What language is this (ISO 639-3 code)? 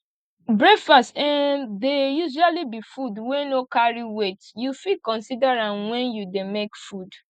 pcm